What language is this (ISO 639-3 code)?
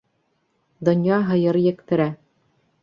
bak